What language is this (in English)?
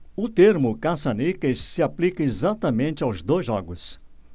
Portuguese